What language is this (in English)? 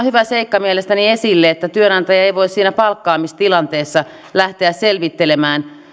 Finnish